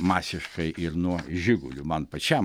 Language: Lithuanian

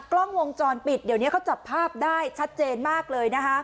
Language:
Thai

